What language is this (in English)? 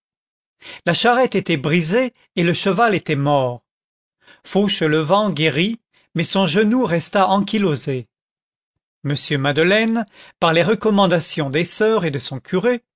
French